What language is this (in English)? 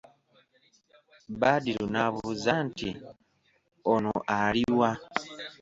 Ganda